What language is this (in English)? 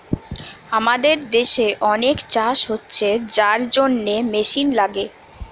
Bangla